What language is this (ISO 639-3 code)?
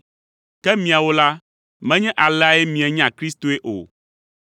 ewe